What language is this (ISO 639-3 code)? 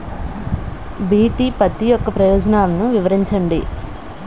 tel